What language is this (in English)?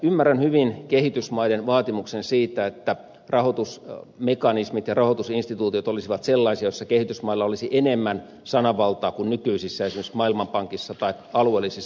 Finnish